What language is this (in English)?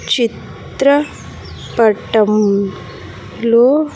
Telugu